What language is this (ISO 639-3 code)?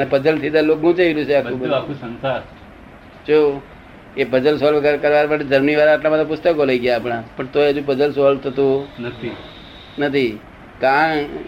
guj